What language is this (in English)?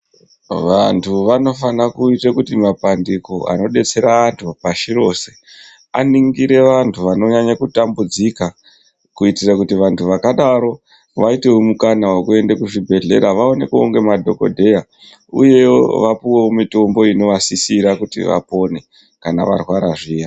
Ndau